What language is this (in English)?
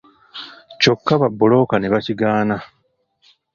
Ganda